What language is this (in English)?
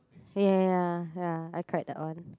English